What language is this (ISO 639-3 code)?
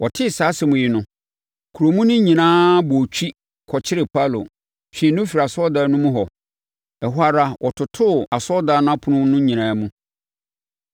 aka